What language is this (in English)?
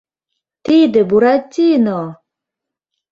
Mari